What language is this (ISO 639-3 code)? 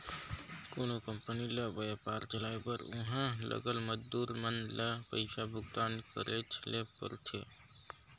hne